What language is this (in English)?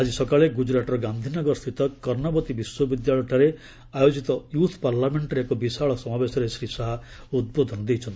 Odia